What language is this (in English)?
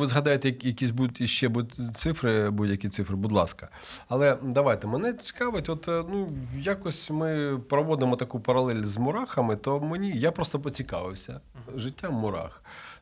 Ukrainian